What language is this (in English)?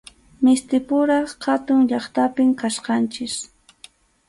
Arequipa-La Unión Quechua